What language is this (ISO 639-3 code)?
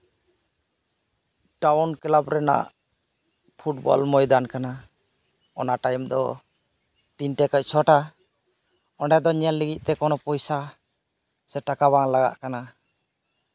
sat